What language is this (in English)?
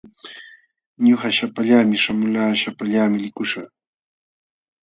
Jauja Wanca Quechua